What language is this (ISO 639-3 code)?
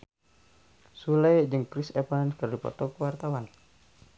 sun